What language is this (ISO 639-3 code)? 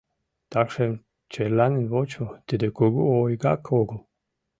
chm